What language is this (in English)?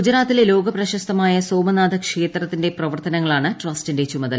Malayalam